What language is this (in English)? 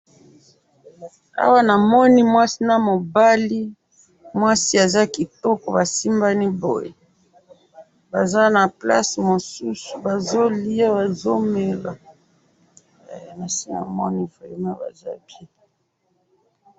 Lingala